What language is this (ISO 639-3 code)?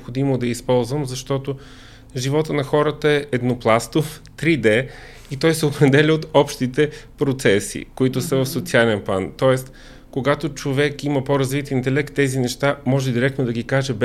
bul